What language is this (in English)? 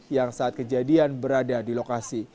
Indonesian